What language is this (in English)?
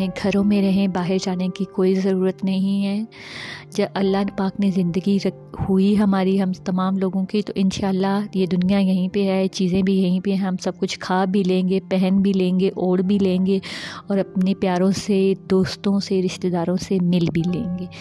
Urdu